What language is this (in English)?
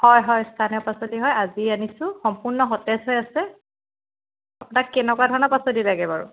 Assamese